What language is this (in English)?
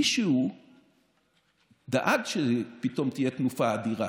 Hebrew